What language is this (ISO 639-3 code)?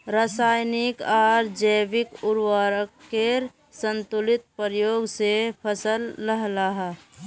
mag